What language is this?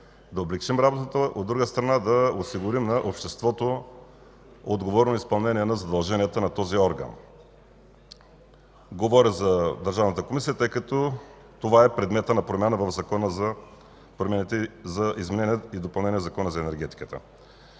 Bulgarian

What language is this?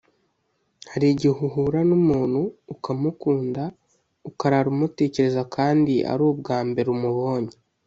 Kinyarwanda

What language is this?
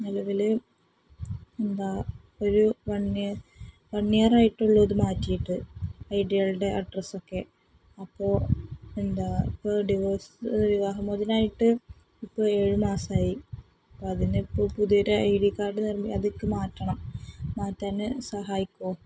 Malayalam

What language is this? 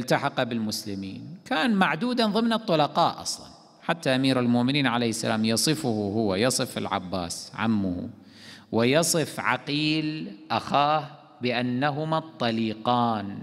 Arabic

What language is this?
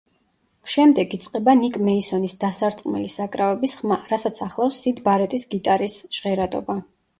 Georgian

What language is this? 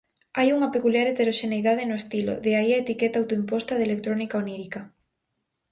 Galician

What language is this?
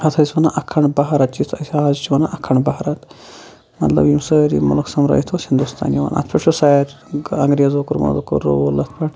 Kashmiri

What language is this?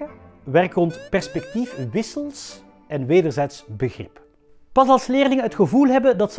Dutch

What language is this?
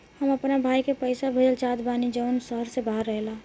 Bhojpuri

